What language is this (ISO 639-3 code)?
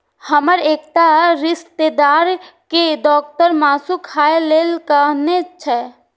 mai